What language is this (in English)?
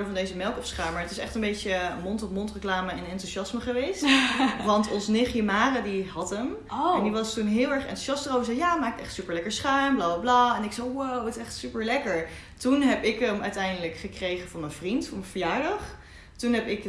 Dutch